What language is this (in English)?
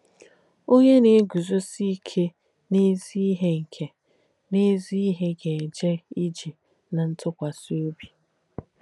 Igbo